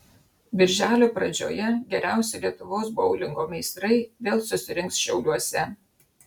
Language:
Lithuanian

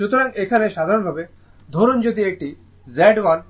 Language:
Bangla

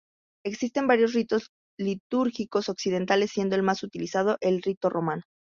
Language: Spanish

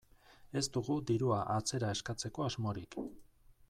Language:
Basque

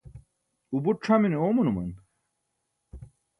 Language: Burushaski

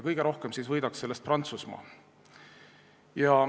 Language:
Estonian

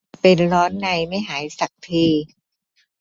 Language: Thai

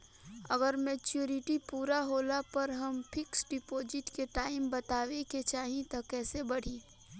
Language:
Bhojpuri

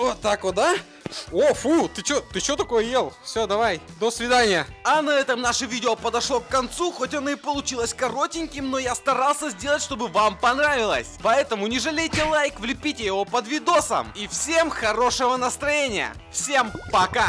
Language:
Russian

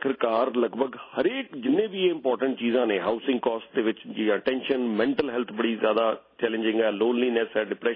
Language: Punjabi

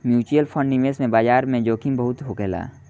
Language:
Bhojpuri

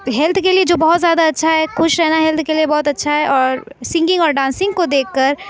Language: Urdu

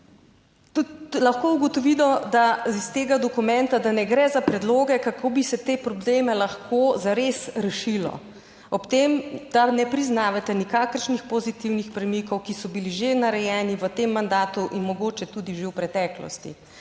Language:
Slovenian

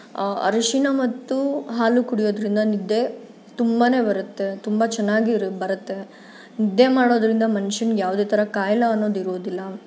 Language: Kannada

